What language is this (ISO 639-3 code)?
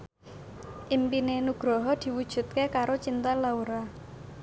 jav